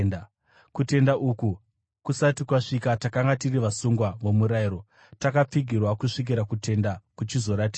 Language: Shona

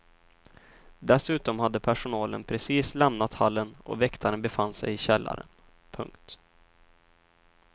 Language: Swedish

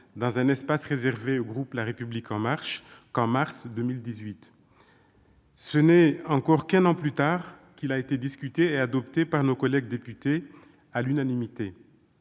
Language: French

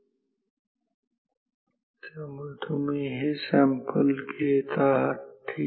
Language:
Marathi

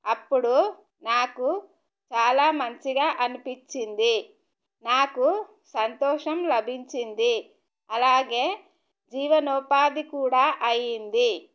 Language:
Telugu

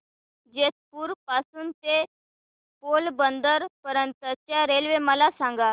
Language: Marathi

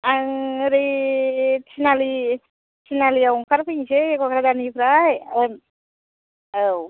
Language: Bodo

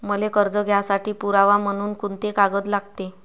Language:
Marathi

